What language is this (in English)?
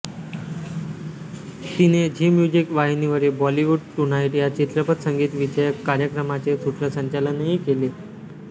Marathi